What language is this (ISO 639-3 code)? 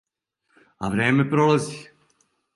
srp